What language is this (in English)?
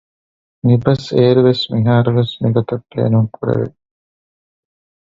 Divehi